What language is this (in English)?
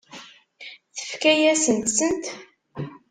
Kabyle